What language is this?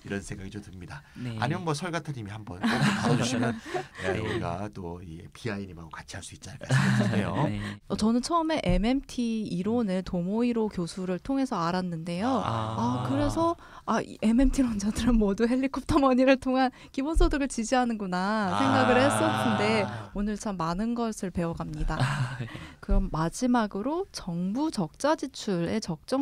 Korean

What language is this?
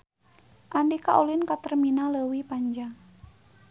Sundanese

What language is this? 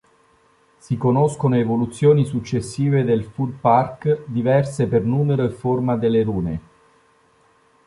Italian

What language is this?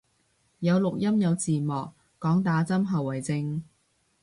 Cantonese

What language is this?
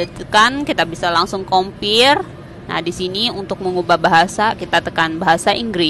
Indonesian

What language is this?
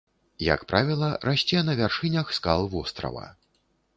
Belarusian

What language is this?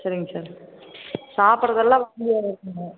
Tamil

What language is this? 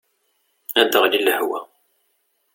Kabyle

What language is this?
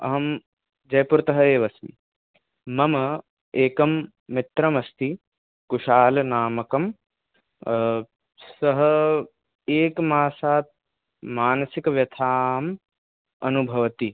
Sanskrit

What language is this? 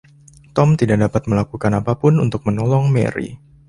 Indonesian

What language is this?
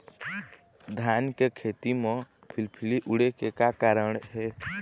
Chhattisgarhi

